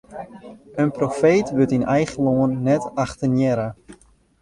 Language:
Western Frisian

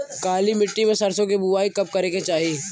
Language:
Bhojpuri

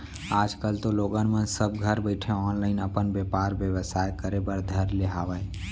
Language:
Chhattisgarhi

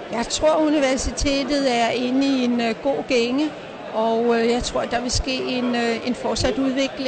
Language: Danish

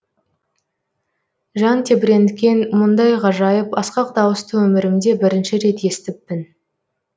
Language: Kazakh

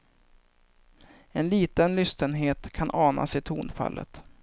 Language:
Swedish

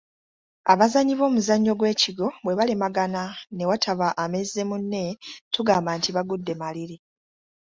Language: Ganda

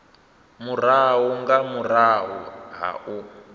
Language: Venda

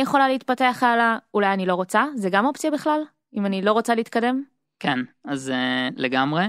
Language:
Hebrew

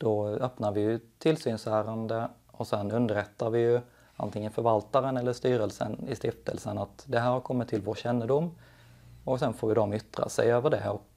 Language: Swedish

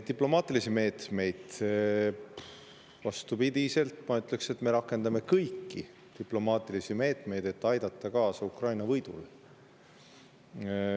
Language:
Estonian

